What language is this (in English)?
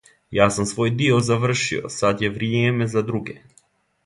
Serbian